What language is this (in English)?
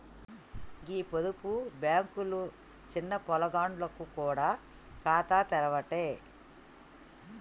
Telugu